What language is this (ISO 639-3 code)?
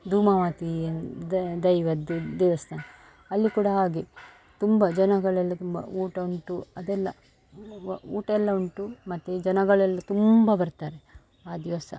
kan